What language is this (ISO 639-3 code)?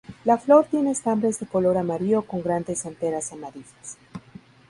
spa